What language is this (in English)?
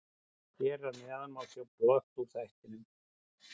Icelandic